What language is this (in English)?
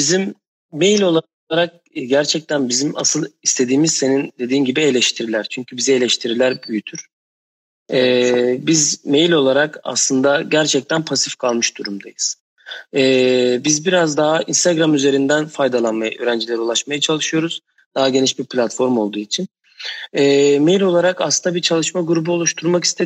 Turkish